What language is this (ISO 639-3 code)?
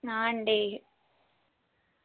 mal